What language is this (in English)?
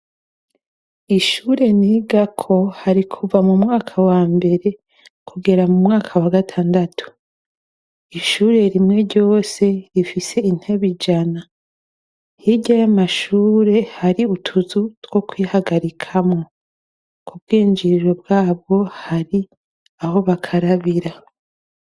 Rundi